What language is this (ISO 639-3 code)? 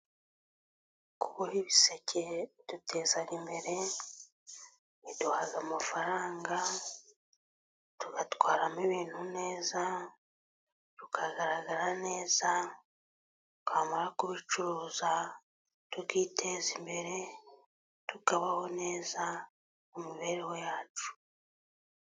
kin